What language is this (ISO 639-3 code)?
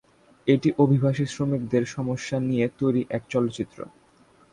ben